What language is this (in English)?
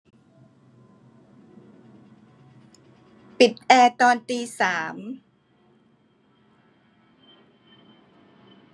Thai